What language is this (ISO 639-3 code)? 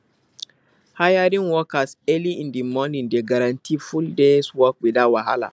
pcm